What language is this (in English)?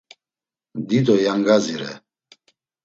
Laz